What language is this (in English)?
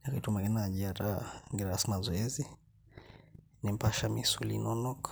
Masai